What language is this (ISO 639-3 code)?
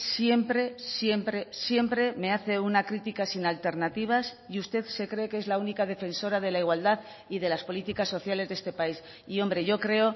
spa